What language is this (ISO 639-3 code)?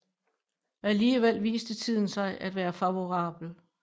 dan